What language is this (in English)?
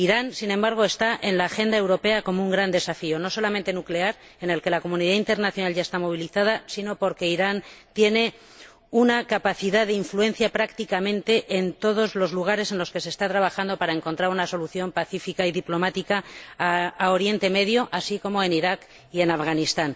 Spanish